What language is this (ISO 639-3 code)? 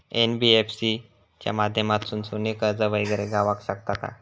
mar